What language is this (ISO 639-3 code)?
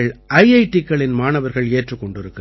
tam